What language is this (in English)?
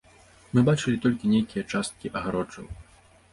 Belarusian